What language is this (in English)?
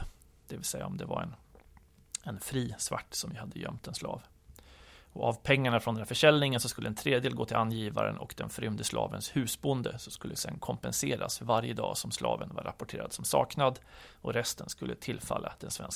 Swedish